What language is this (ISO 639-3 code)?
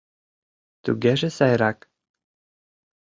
chm